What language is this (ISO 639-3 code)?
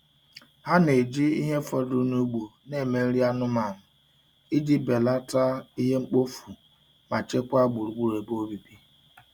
ibo